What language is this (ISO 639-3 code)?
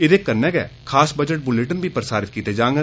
doi